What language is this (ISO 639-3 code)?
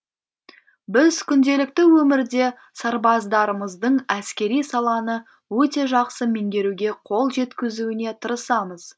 kaz